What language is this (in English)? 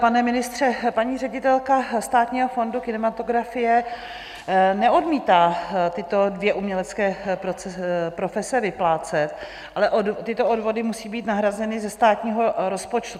Czech